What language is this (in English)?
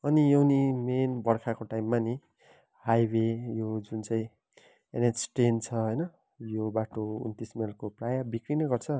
Nepali